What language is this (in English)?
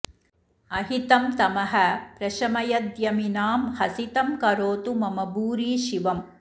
Sanskrit